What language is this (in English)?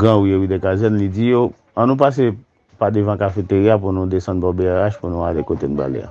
French